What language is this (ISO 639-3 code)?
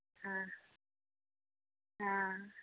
mai